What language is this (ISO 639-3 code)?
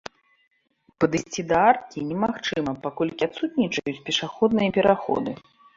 bel